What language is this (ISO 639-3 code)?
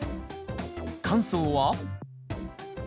jpn